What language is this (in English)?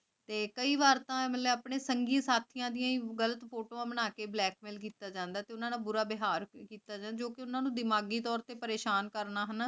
Punjabi